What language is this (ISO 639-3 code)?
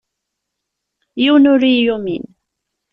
kab